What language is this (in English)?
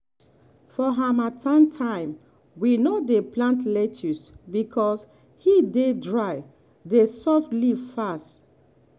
Nigerian Pidgin